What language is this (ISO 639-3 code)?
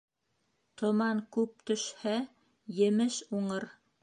bak